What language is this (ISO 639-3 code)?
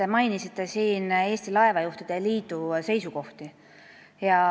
est